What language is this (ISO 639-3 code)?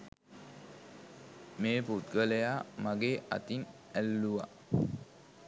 sin